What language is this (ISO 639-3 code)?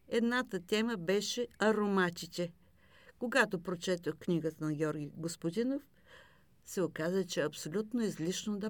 bul